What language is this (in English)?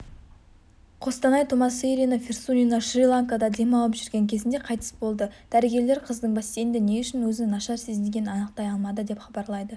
Kazakh